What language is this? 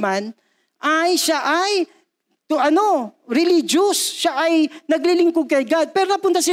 Filipino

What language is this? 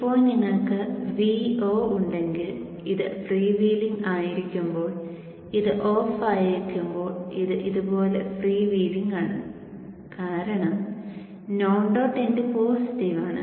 Malayalam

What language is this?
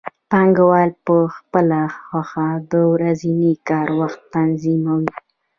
Pashto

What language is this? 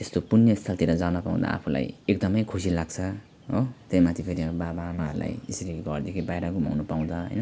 Nepali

